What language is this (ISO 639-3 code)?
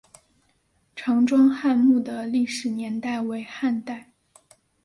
zho